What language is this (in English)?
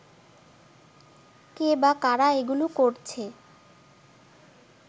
Bangla